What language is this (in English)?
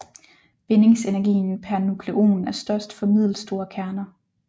Danish